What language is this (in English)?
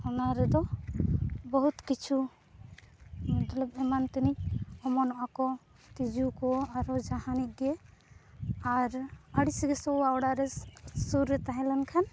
Santali